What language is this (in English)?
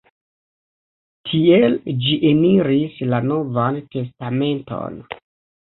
Esperanto